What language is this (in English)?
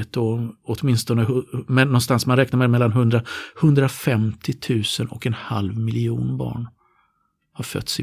Swedish